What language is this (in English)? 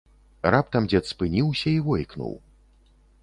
Belarusian